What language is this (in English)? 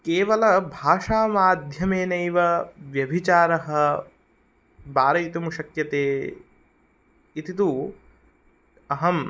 Sanskrit